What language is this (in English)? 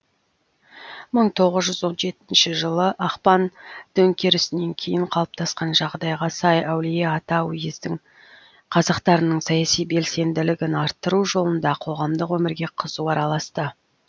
Kazakh